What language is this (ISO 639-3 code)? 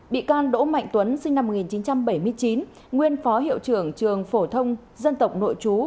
vie